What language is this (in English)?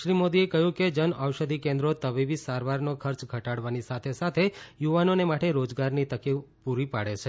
Gujarati